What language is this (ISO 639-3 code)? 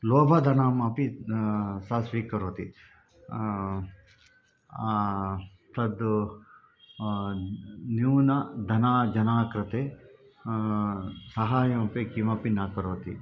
san